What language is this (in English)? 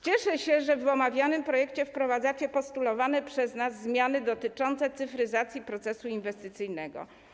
Polish